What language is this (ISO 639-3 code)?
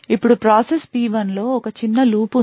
tel